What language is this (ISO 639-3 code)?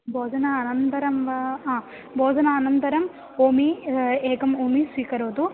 san